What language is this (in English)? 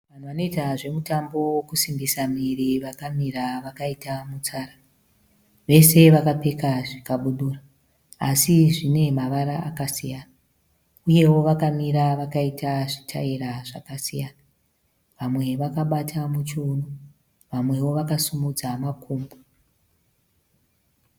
Shona